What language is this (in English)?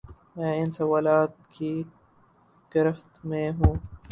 Urdu